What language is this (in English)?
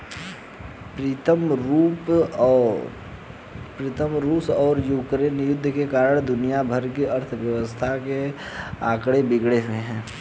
Hindi